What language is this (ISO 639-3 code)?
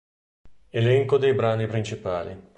ita